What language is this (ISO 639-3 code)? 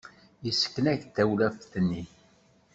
kab